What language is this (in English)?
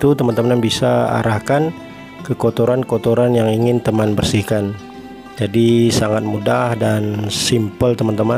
Indonesian